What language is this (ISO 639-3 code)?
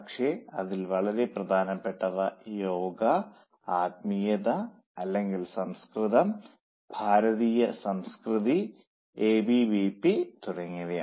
mal